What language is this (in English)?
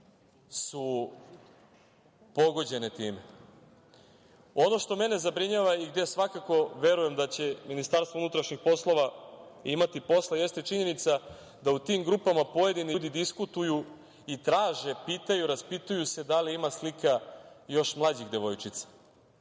Serbian